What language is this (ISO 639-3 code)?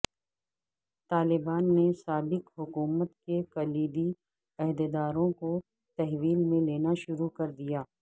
urd